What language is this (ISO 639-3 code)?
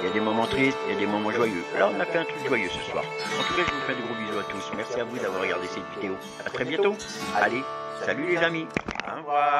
fra